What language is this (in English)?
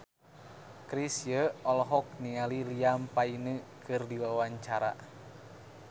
Sundanese